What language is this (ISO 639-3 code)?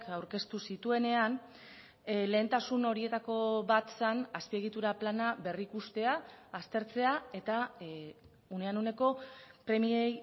eus